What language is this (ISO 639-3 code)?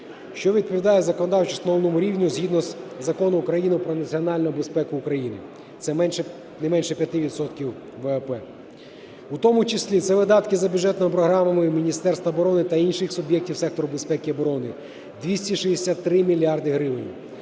ukr